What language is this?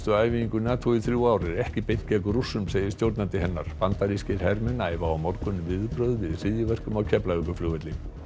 Icelandic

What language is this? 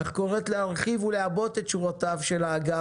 Hebrew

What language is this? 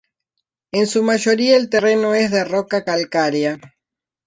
Spanish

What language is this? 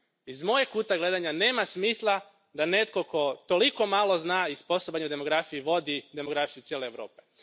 Croatian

